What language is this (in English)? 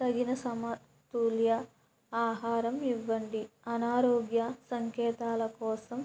Telugu